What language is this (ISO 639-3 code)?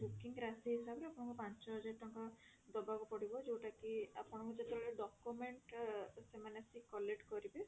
ori